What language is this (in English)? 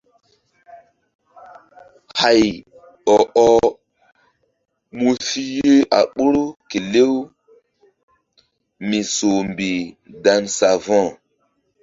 Mbum